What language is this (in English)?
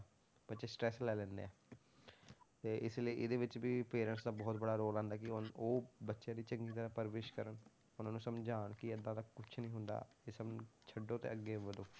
Punjabi